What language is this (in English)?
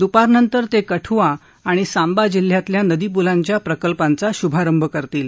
Marathi